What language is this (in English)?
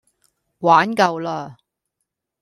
Cantonese